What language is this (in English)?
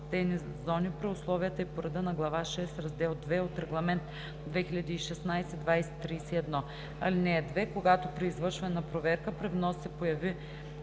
Bulgarian